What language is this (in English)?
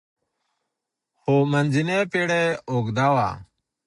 Pashto